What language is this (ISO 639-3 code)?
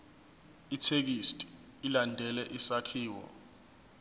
zul